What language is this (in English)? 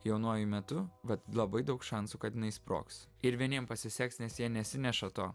Lithuanian